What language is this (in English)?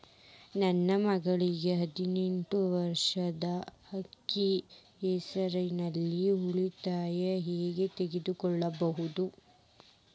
Kannada